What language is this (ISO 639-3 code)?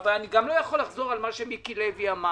heb